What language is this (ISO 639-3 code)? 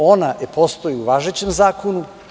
srp